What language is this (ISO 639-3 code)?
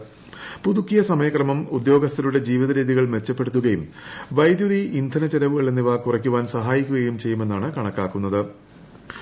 mal